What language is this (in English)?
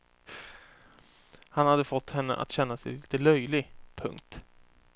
Swedish